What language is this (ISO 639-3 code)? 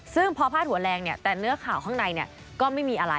tha